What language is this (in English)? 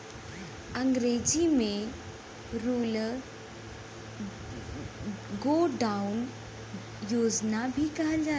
Bhojpuri